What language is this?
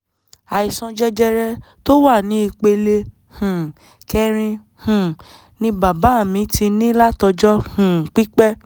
Yoruba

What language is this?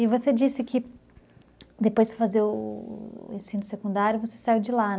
Portuguese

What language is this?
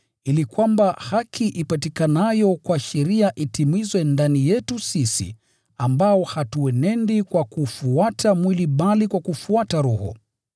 Swahili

